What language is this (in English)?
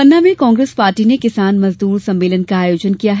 Hindi